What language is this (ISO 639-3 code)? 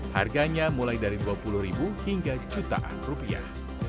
ind